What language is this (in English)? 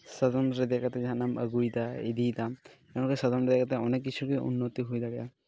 Santali